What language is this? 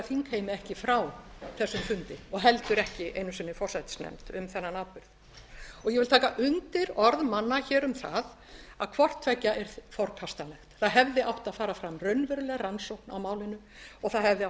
Icelandic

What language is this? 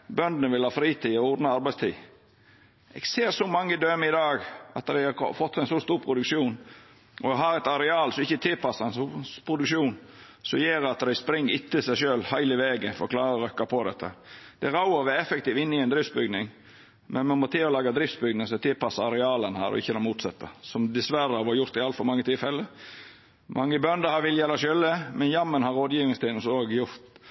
Norwegian Nynorsk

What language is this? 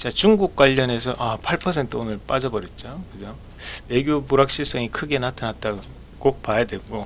Korean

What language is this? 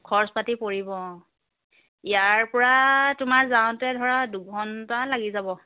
Assamese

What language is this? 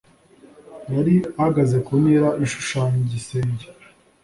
Kinyarwanda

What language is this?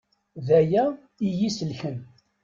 Kabyle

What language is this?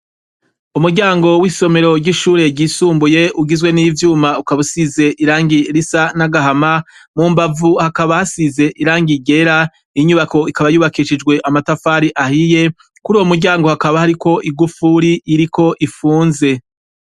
Rundi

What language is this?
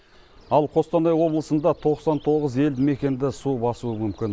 Kazakh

